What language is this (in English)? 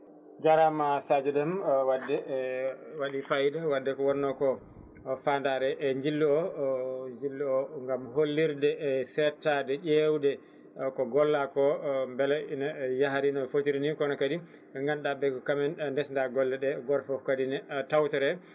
Fula